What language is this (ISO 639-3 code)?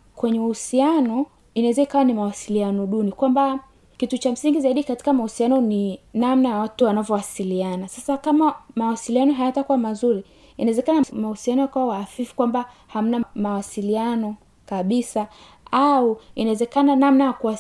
swa